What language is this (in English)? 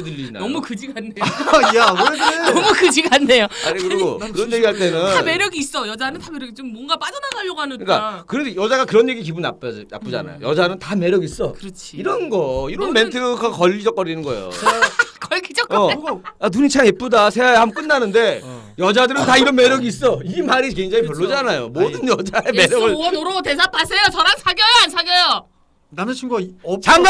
Korean